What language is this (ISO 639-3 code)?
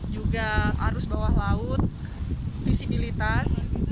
ind